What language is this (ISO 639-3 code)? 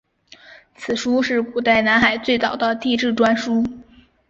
zho